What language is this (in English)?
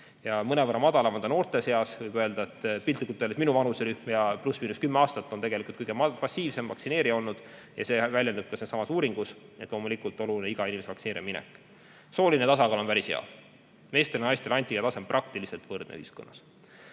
Estonian